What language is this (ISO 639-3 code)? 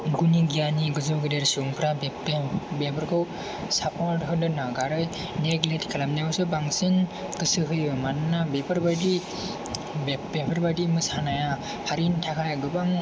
brx